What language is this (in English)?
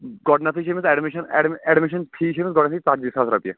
Kashmiri